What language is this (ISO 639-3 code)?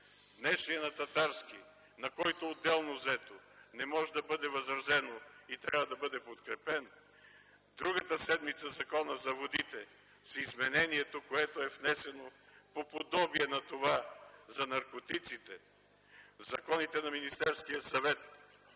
bul